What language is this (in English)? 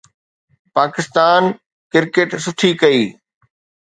Sindhi